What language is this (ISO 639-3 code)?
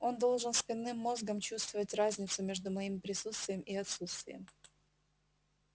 rus